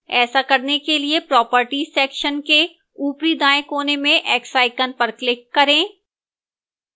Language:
Hindi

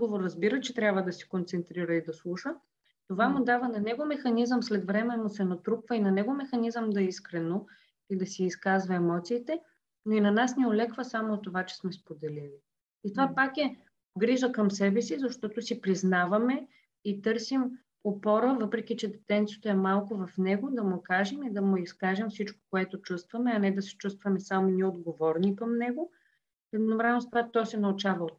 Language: Bulgarian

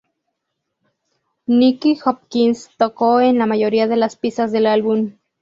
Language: Spanish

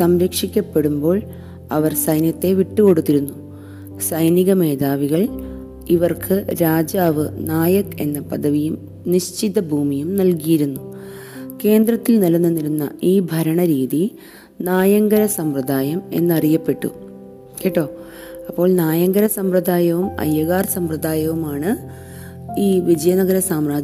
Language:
Malayalam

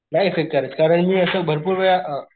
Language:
Marathi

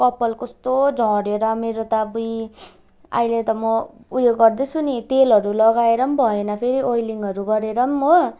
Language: Nepali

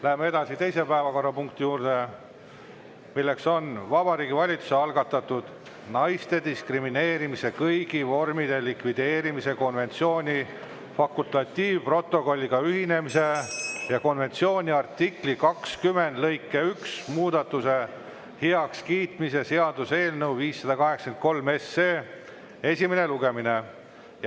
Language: Estonian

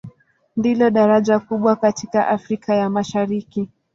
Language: Swahili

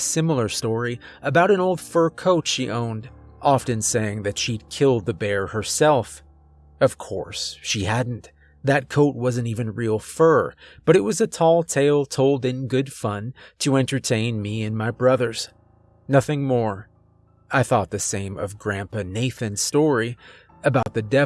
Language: English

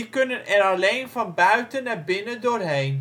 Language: Dutch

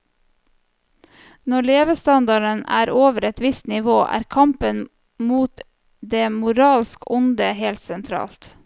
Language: Norwegian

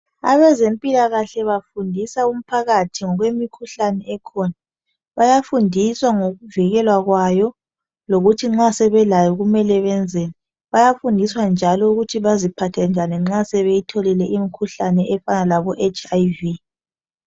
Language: North Ndebele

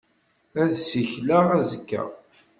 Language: Kabyle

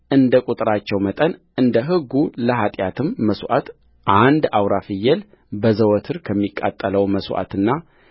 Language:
Amharic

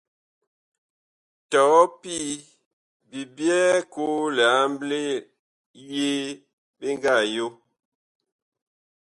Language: Bakoko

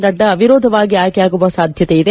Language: Kannada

